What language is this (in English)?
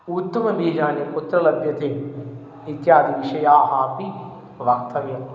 Sanskrit